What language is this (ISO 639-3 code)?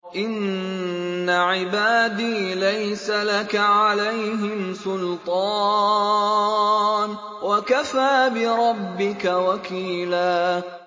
ara